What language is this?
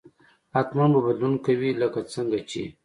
Pashto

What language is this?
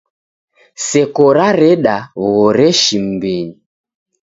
Taita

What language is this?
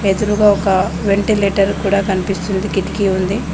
Telugu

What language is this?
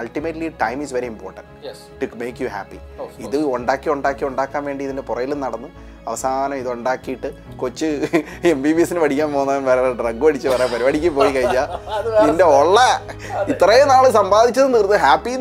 Malayalam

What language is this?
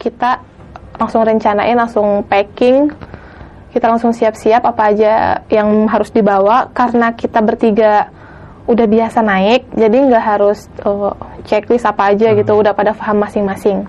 Indonesian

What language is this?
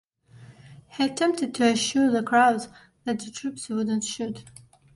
English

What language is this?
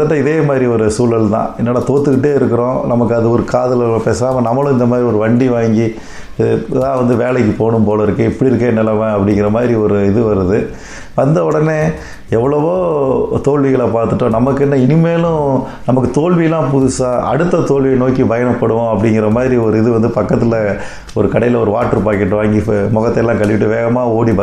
Tamil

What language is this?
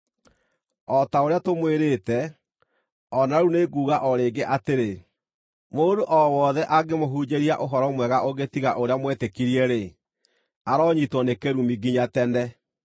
Kikuyu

